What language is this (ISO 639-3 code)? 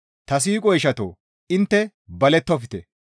gmv